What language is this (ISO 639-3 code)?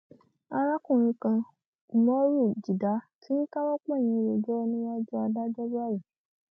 yor